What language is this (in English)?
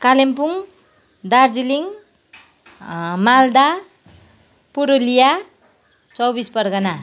Nepali